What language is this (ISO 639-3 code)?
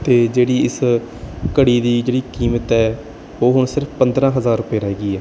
pan